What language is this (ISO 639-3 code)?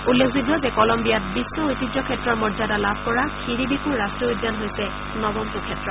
asm